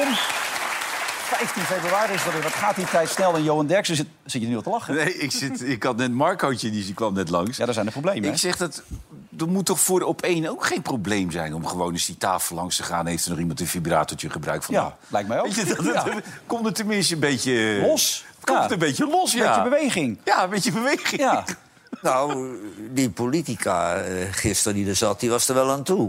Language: Dutch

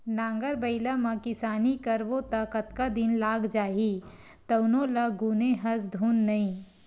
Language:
Chhattisgarhi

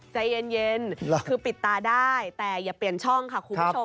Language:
Thai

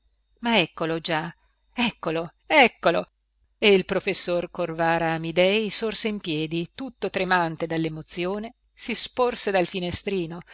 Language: Italian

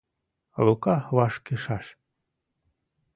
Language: Mari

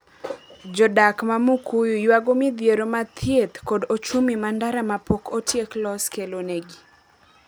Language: Luo (Kenya and Tanzania)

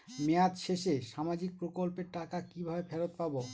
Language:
Bangla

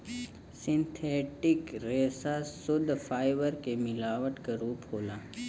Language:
Bhojpuri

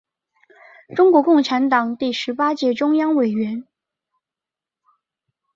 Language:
Chinese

